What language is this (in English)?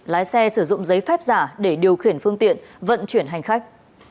Vietnamese